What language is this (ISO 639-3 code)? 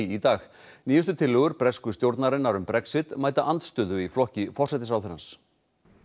isl